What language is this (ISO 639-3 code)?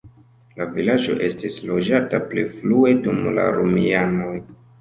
epo